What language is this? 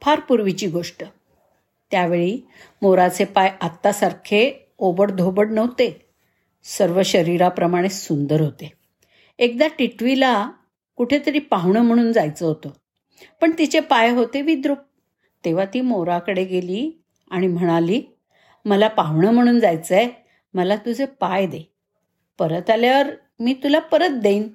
Marathi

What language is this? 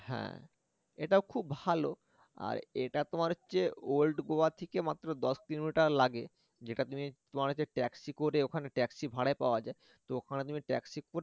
Bangla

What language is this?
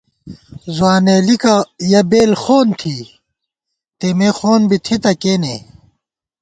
Gawar-Bati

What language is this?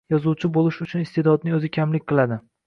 Uzbek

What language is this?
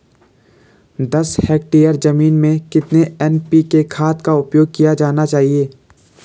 Hindi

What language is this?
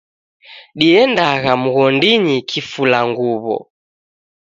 Taita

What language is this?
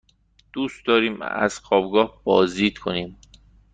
Persian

